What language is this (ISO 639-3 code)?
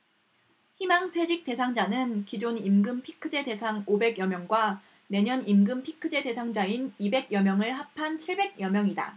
kor